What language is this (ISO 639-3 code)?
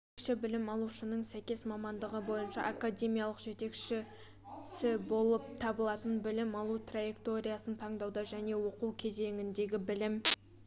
kaz